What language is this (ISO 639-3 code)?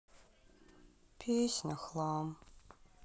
rus